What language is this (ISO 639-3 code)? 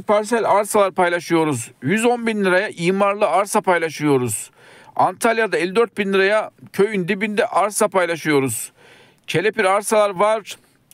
tur